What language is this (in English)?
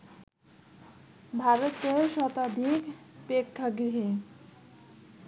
Bangla